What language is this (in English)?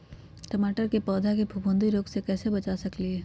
Magahi